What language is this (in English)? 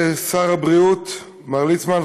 Hebrew